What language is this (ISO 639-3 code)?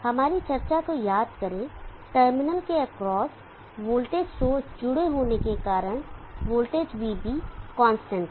hin